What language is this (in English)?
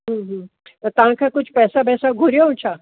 Sindhi